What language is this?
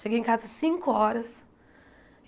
Portuguese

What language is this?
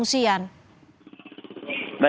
Indonesian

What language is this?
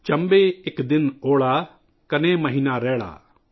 Urdu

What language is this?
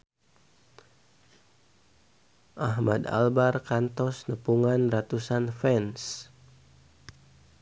Sundanese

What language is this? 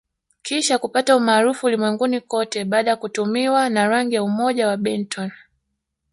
Swahili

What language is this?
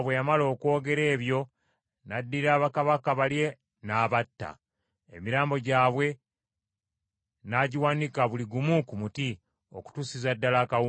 Ganda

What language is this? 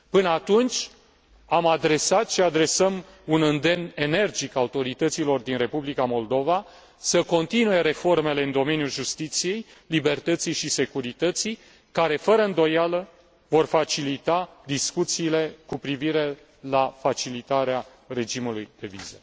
Romanian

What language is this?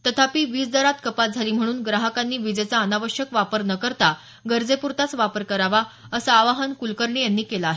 Marathi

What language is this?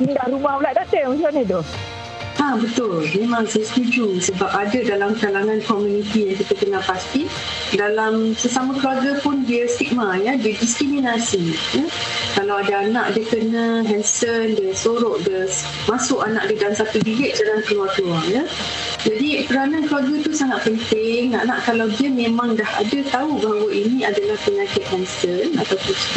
Malay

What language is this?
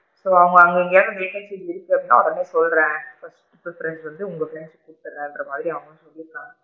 Tamil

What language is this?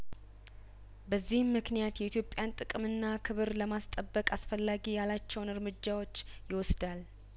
Amharic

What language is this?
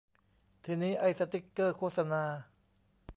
Thai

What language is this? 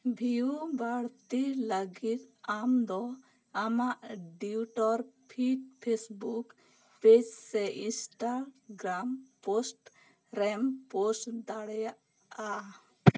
Santali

